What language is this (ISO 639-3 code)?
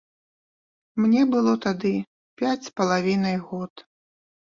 bel